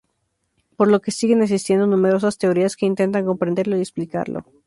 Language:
Spanish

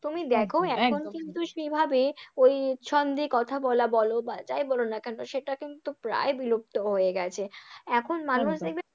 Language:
Bangla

